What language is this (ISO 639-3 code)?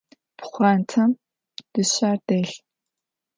ady